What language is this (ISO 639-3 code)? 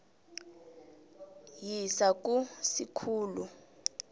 nbl